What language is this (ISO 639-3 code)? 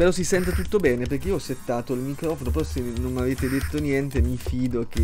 ita